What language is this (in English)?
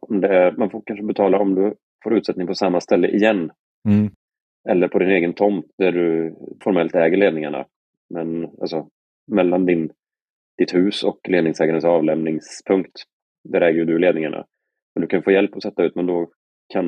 Swedish